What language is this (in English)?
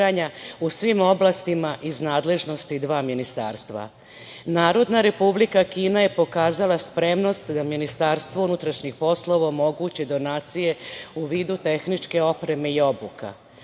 Serbian